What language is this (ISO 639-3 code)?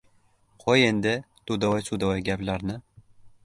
uzb